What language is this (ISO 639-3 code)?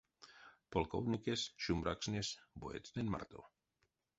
myv